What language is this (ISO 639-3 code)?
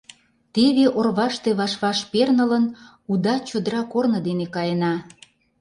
chm